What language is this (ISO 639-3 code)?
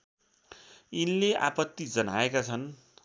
nep